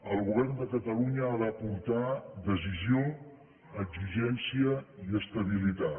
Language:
Catalan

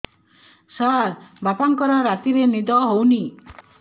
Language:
Odia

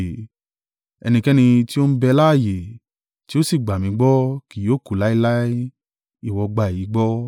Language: Yoruba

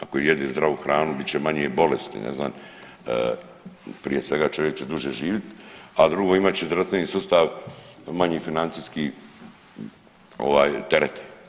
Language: Croatian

